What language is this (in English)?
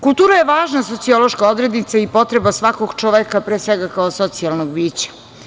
Serbian